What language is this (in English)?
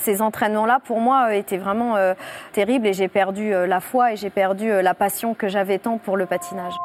French